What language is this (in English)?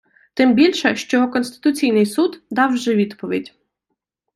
Ukrainian